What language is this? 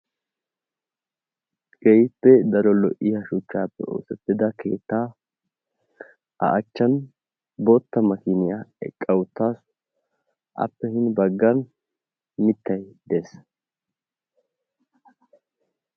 Wolaytta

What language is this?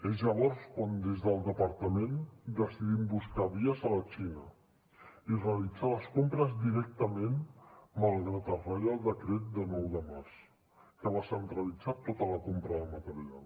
Catalan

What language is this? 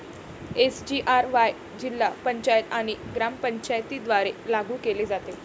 Marathi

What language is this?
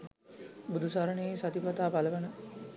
Sinhala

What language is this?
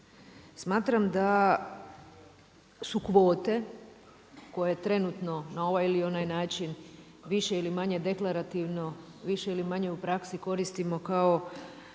Croatian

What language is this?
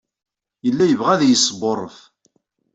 Kabyle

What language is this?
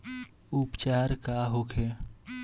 Bhojpuri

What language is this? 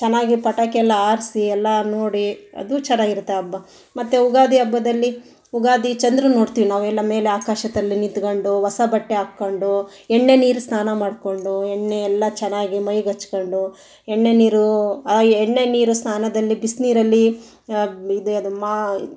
Kannada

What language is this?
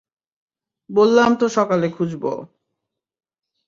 Bangla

